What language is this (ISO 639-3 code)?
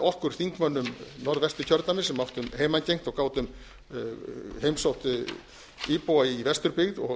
isl